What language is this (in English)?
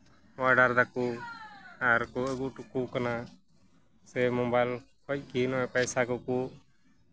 Santali